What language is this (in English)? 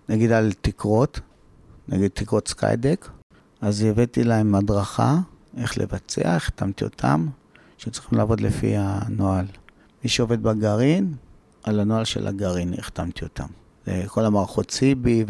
Hebrew